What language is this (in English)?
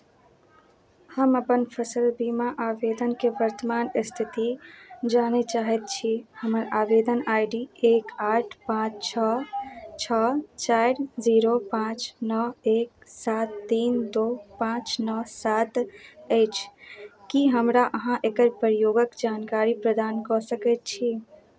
Maithili